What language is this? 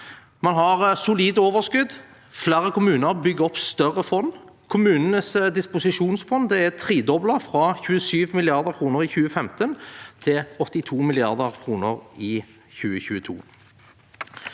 Norwegian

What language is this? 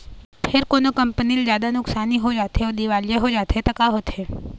Chhattisgarhi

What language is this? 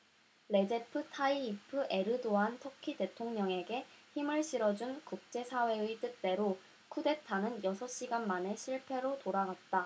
Korean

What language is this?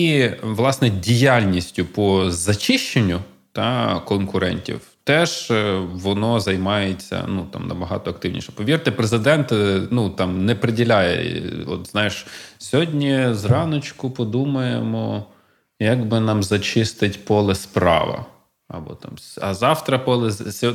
Ukrainian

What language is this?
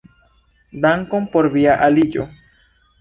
Esperanto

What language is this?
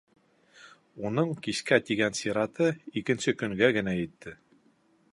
Bashkir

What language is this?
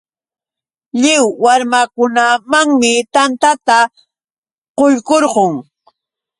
Yauyos Quechua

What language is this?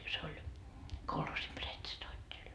Finnish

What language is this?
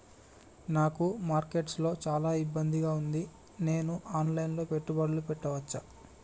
Telugu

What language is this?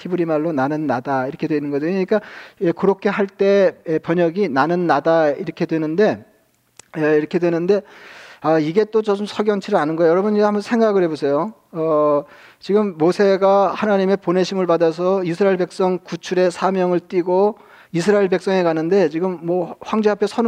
Korean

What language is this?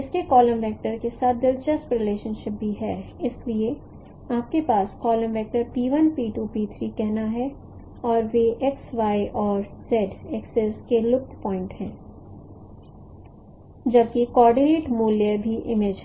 Hindi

